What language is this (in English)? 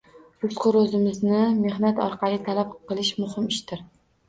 Uzbek